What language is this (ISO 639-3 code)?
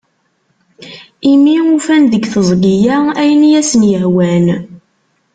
kab